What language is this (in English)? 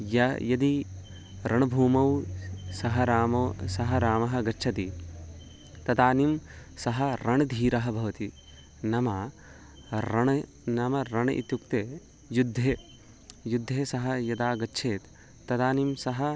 Sanskrit